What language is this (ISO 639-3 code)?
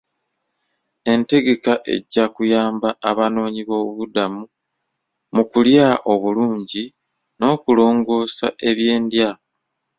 lug